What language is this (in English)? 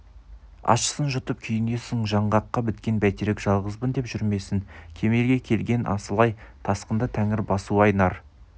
Kazakh